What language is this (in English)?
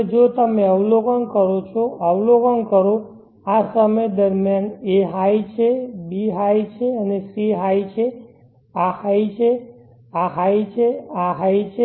Gujarati